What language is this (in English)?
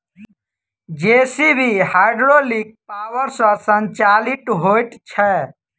Maithili